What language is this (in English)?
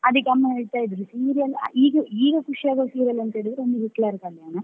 Kannada